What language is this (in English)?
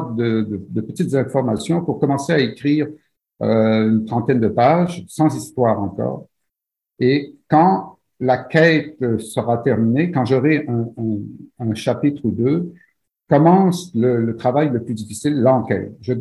French